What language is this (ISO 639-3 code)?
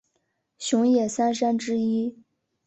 zho